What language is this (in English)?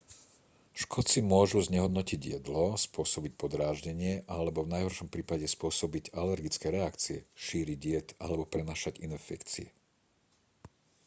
Slovak